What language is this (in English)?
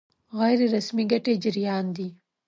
Pashto